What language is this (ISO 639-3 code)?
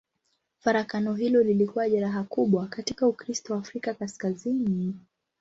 swa